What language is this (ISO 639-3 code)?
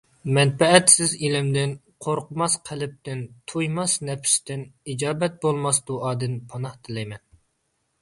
uig